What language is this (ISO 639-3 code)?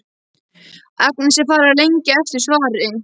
isl